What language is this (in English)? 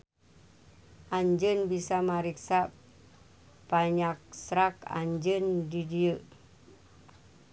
Sundanese